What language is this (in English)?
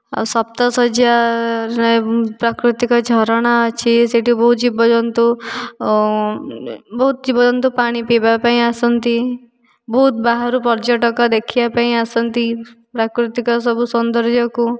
Odia